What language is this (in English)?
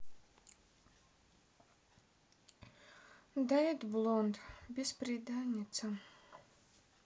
Russian